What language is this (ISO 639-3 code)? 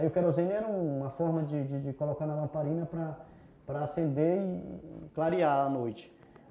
por